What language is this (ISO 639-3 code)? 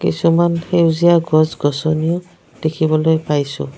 asm